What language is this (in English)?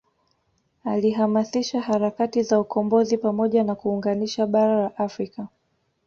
Swahili